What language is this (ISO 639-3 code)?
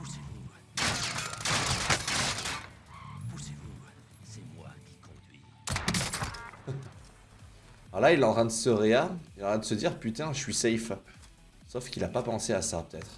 fra